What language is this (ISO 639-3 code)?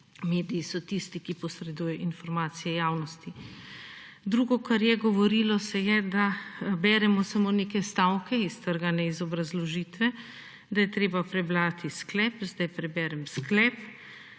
slv